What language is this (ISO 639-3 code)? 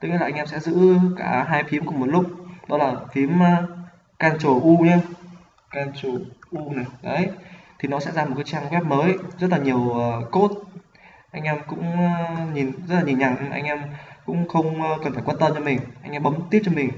vie